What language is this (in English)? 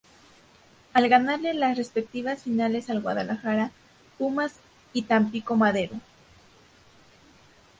Spanish